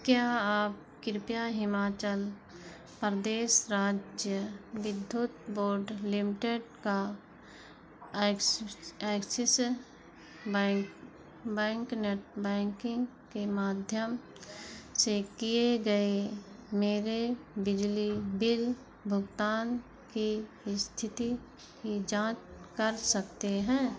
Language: Hindi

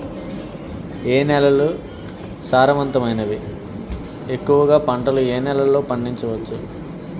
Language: Telugu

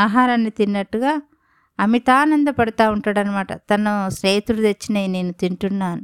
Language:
Telugu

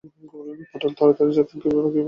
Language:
Bangla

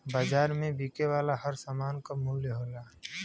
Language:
Bhojpuri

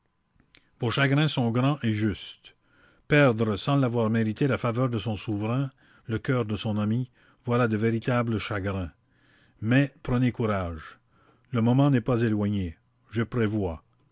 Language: French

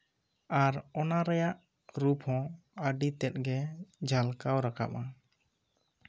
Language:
Santali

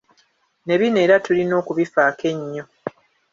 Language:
Ganda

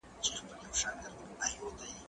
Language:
Pashto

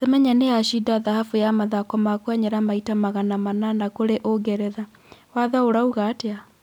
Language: Kikuyu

